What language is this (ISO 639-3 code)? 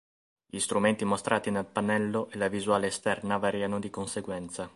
ita